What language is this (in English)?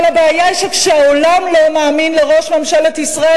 Hebrew